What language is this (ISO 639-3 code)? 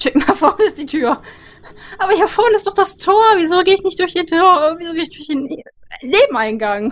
deu